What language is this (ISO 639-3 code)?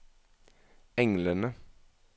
nor